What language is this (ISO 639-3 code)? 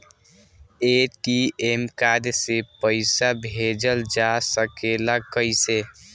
bho